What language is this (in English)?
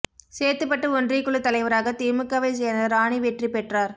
Tamil